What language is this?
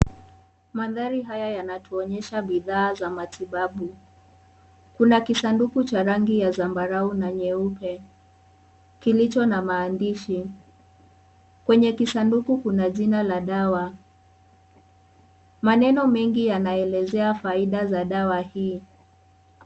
Swahili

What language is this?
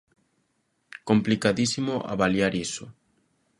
Galician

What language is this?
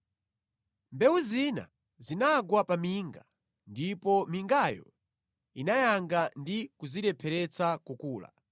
Nyanja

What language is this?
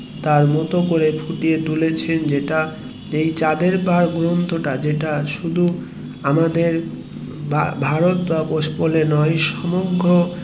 Bangla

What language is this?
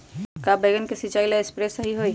Magahi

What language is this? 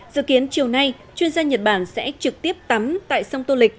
Vietnamese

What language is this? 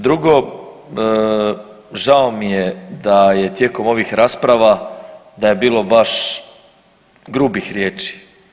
Croatian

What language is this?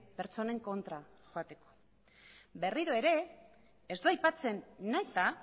Basque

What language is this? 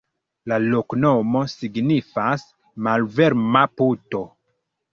Esperanto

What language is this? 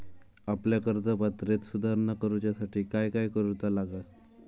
Marathi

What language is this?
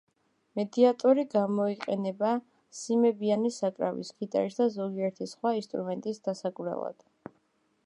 Georgian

